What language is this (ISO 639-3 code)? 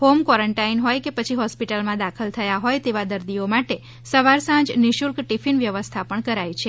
guj